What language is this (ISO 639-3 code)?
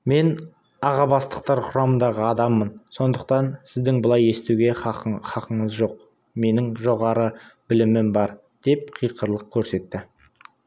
kaz